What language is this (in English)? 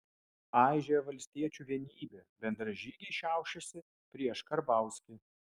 Lithuanian